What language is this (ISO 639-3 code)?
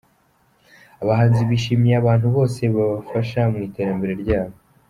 kin